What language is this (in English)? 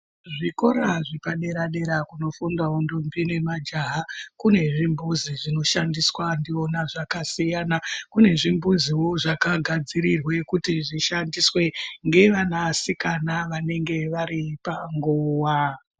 Ndau